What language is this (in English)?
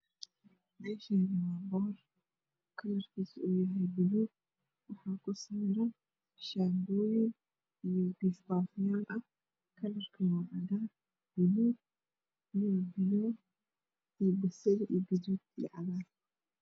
Somali